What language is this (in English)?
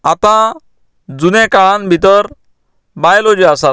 Konkani